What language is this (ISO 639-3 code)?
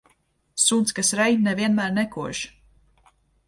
lav